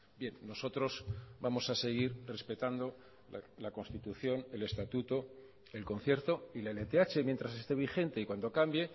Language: Spanish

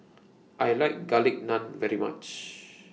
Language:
English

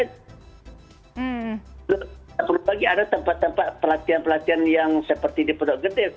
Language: Indonesian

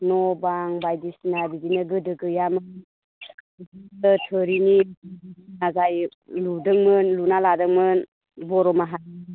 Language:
Bodo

